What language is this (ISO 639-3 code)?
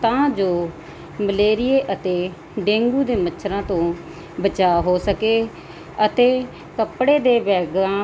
pan